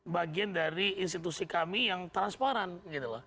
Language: Indonesian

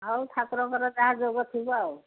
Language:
Odia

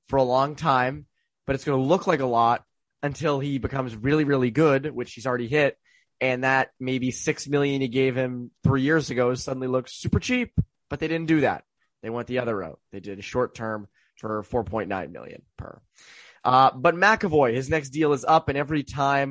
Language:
English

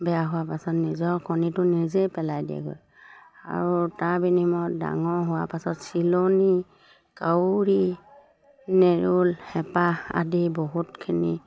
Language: Assamese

